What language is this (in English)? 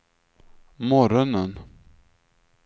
Swedish